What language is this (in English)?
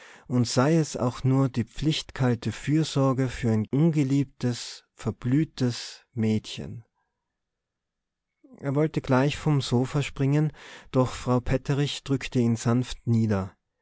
German